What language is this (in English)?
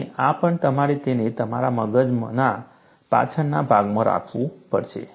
Gujarati